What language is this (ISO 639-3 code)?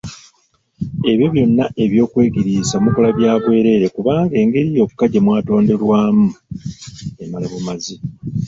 lug